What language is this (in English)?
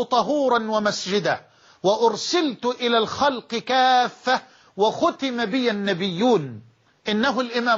Arabic